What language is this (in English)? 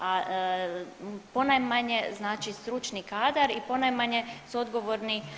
Croatian